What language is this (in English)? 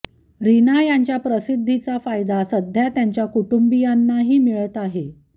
Marathi